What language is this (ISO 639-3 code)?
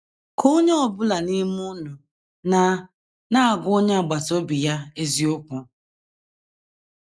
ibo